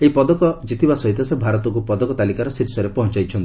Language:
Odia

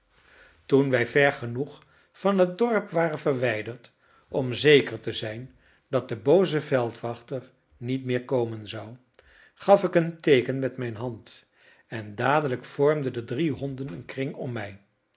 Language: Dutch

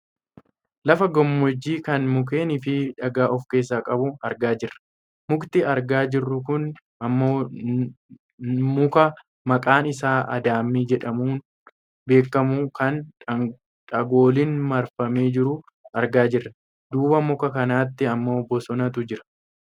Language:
Oromo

